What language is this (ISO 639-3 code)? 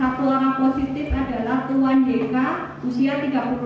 ind